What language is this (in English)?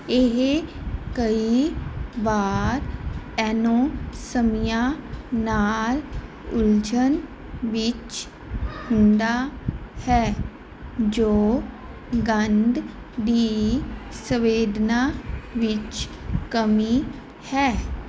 Punjabi